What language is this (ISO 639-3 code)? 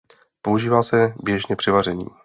ces